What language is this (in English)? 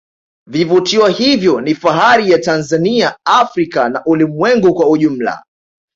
Swahili